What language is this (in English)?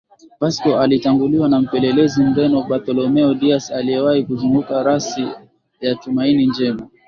Swahili